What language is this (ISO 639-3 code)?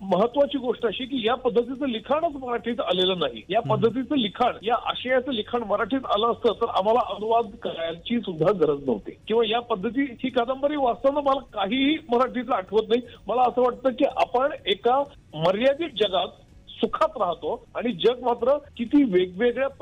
mar